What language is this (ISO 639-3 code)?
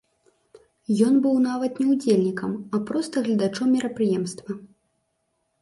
bel